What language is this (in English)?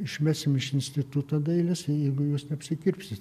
Lithuanian